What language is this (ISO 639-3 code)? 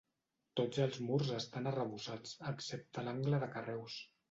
cat